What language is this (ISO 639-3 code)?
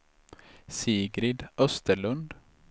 swe